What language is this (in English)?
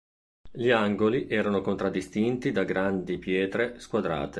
Italian